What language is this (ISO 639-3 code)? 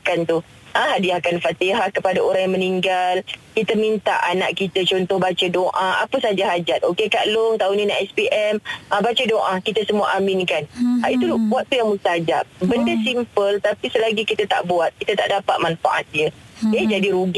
msa